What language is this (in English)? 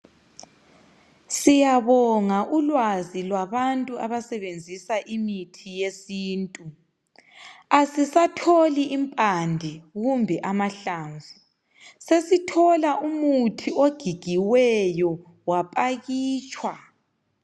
North Ndebele